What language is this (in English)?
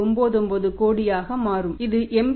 Tamil